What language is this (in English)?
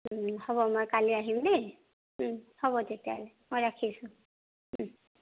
Assamese